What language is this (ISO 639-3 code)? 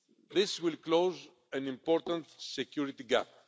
eng